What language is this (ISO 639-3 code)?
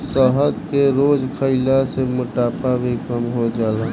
bho